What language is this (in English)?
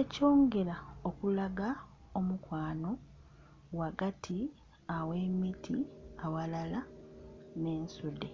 Soga